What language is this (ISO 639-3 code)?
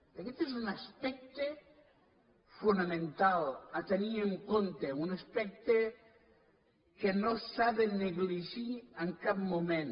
cat